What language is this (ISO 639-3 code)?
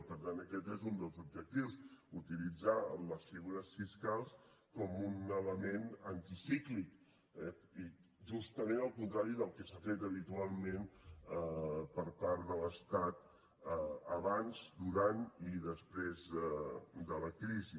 cat